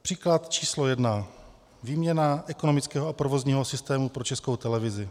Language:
Czech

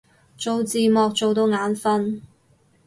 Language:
Cantonese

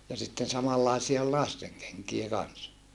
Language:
Finnish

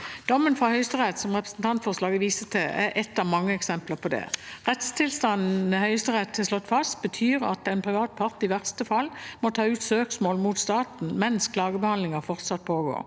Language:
Norwegian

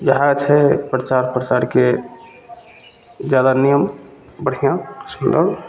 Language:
Maithili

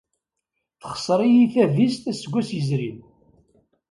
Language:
Kabyle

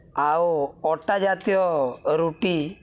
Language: Odia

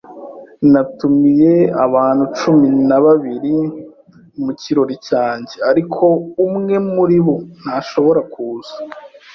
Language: Kinyarwanda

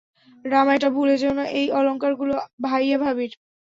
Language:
Bangla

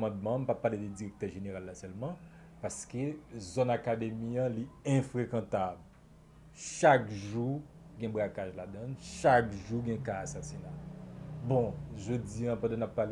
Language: French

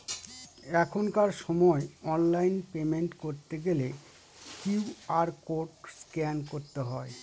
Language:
Bangla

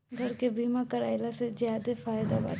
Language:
Bhojpuri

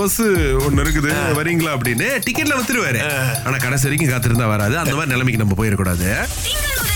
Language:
Tamil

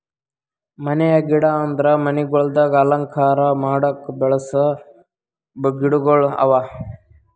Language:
Kannada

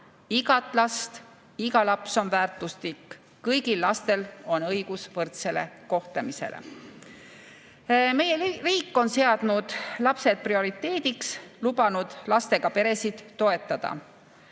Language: Estonian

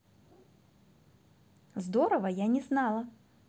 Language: Russian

